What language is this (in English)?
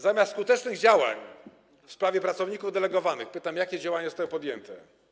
Polish